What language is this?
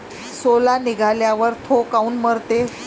Marathi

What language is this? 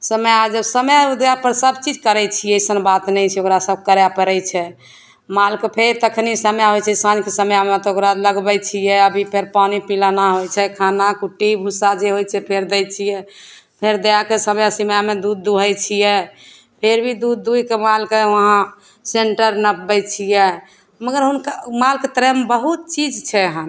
Maithili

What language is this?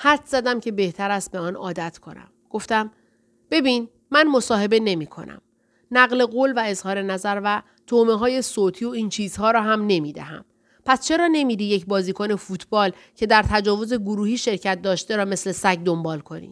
Persian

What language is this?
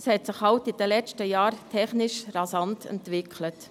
Swiss German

